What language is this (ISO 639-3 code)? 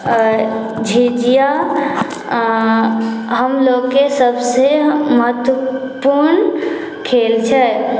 mai